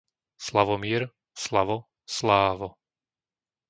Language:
Slovak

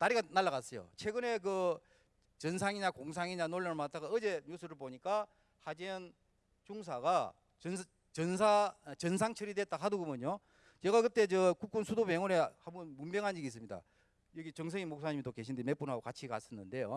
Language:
Korean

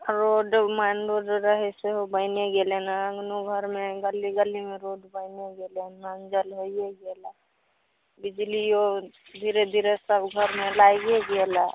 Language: Maithili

